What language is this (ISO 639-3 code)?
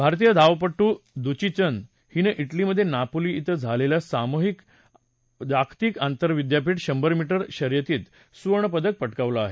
mar